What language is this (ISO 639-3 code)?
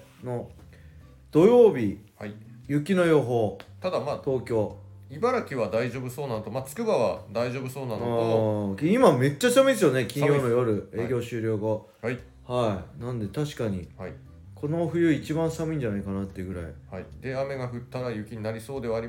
jpn